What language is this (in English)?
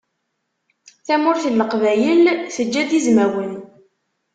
Kabyle